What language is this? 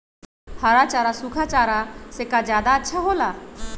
Magahi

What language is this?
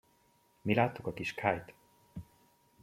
Hungarian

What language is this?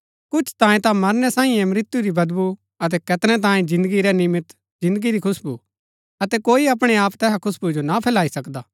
Gaddi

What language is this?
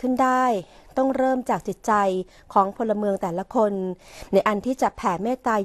Thai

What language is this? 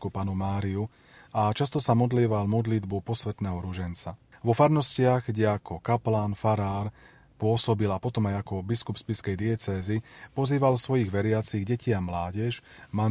Slovak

